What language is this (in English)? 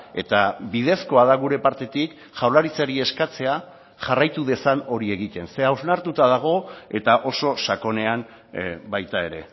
Basque